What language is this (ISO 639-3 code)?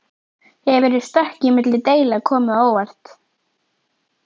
isl